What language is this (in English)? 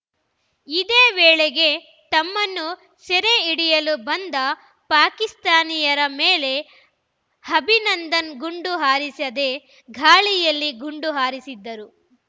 Kannada